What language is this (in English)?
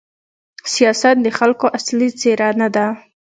Pashto